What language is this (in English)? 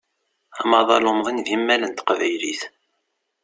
Kabyle